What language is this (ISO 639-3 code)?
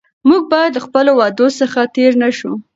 pus